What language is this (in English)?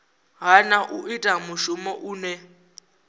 Venda